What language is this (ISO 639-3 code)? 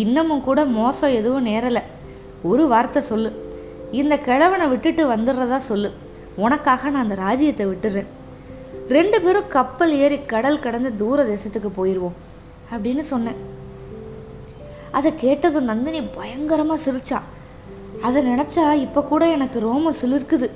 tam